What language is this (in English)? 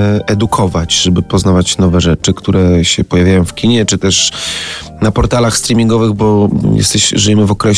Polish